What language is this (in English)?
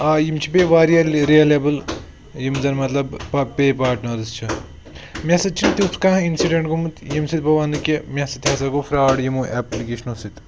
Kashmiri